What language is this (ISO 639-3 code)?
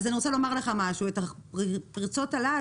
heb